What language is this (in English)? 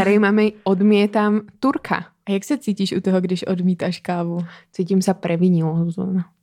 Czech